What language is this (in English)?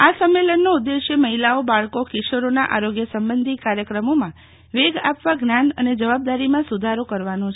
Gujarati